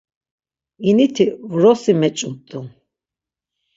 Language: Laz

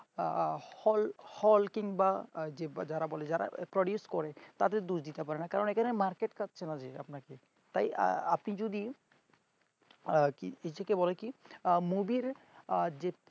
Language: Bangla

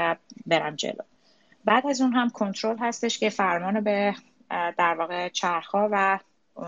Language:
Persian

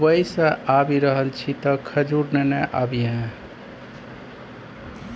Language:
Maithili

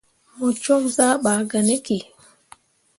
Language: Mundang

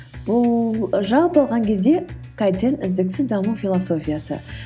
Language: Kazakh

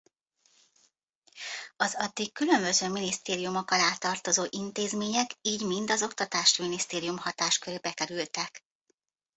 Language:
Hungarian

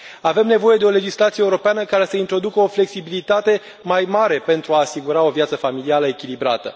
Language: Romanian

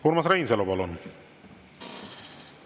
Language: Estonian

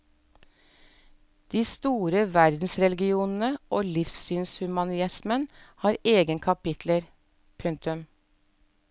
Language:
Norwegian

